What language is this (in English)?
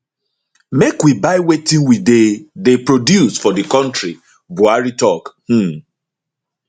Nigerian Pidgin